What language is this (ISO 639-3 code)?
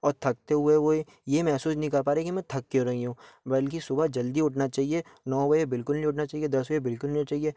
hin